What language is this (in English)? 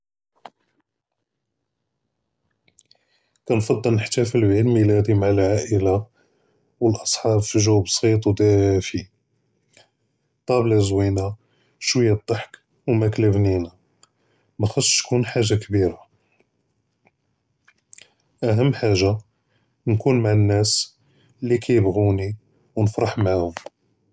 Judeo-Arabic